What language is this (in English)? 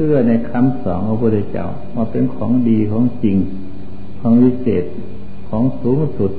Thai